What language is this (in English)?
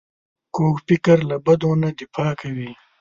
Pashto